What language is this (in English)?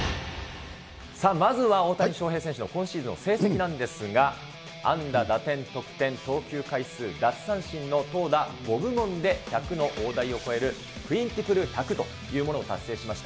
Japanese